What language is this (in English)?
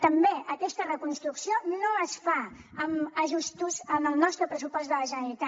Catalan